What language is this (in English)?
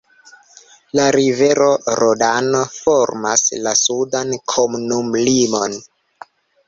Esperanto